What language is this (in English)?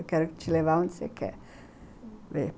Portuguese